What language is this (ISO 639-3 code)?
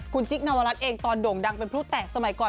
tha